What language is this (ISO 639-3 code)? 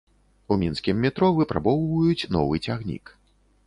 bel